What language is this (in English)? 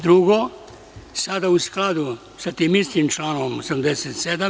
Serbian